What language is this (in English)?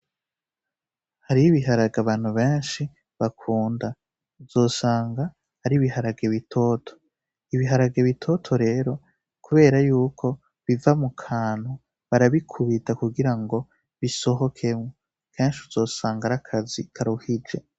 Rundi